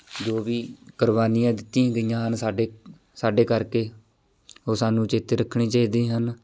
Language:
Punjabi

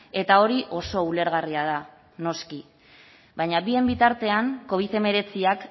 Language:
Basque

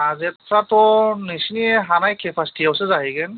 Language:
Bodo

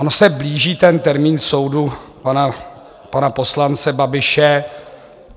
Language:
Czech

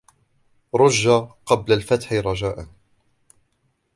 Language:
Arabic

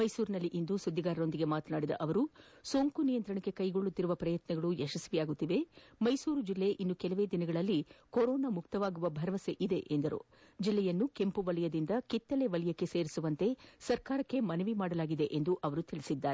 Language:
Kannada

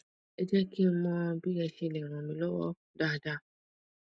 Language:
Yoruba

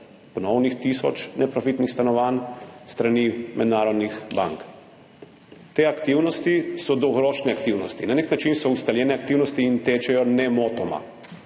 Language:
Slovenian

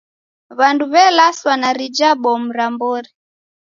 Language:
Taita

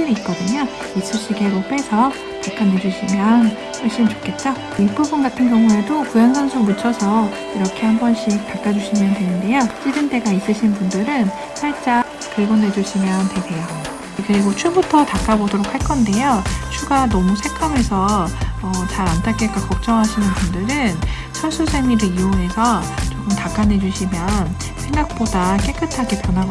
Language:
Korean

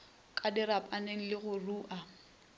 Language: Northern Sotho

